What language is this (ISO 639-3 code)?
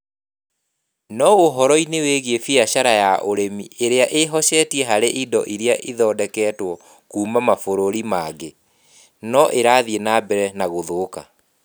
kik